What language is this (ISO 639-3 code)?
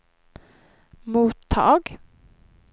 swe